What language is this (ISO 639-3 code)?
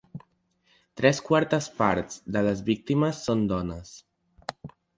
cat